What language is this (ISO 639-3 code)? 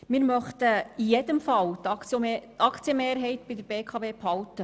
gsw